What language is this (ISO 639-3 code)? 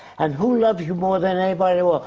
eng